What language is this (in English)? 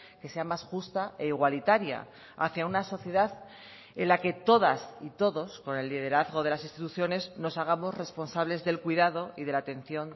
Spanish